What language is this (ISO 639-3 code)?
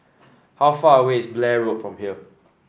eng